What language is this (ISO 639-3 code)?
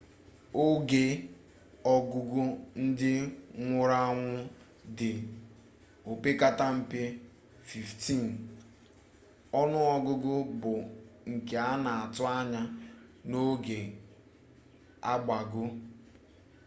ibo